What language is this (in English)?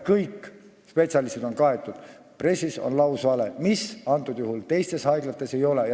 Estonian